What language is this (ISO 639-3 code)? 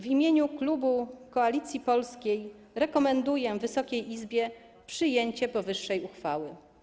pol